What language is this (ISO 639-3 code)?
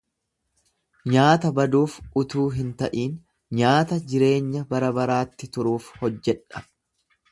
orm